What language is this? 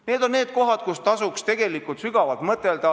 Estonian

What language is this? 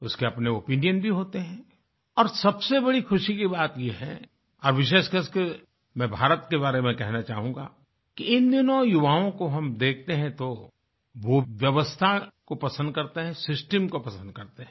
Hindi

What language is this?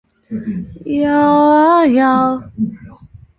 Chinese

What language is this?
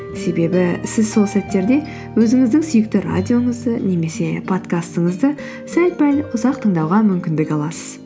Kazakh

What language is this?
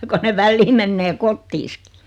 Finnish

